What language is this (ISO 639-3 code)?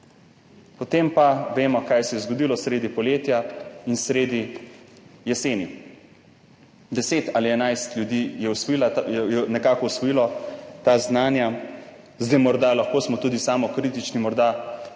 slv